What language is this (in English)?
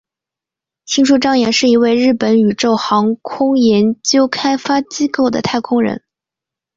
Chinese